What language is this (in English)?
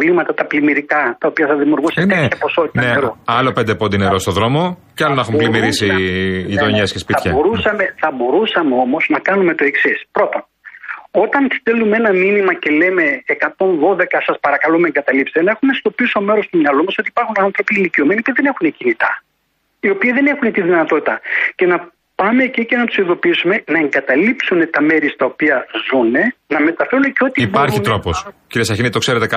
Greek